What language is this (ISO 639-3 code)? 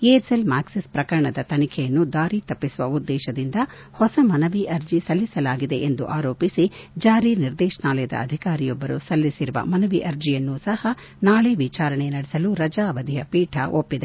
kan